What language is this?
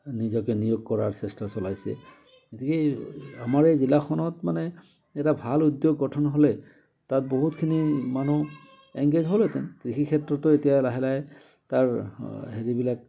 Assamese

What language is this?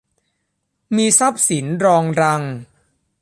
Thai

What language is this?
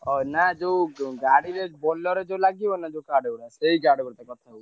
Odia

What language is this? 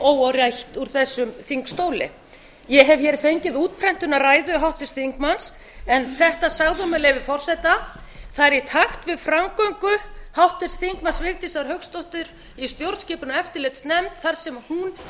Icelandic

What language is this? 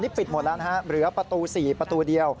Thai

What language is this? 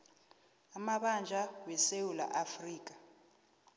South Ndebele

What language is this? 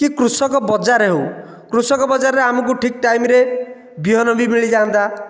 Odia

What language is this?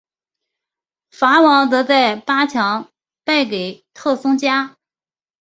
Chinese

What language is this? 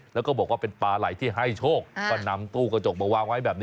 Thai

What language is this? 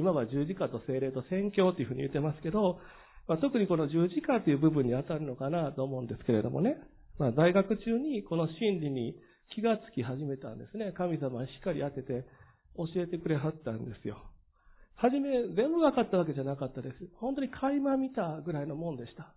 Japanese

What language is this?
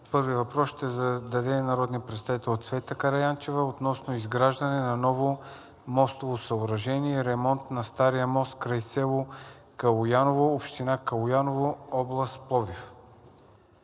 Bulgarian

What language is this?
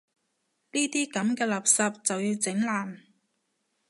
Cantonese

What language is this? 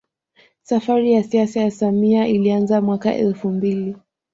Swahili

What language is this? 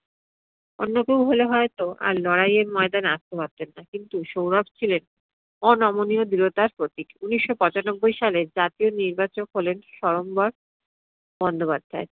Bangla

